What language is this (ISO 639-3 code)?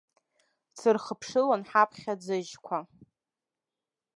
abk